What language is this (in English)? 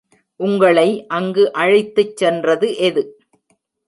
Tamil